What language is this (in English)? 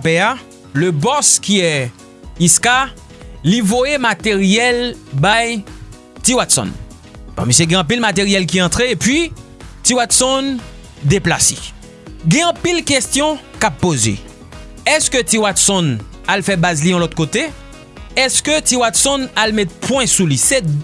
French